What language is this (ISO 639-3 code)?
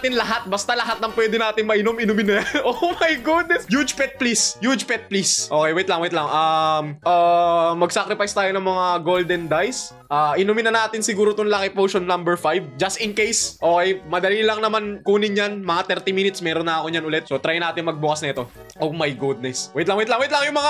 fil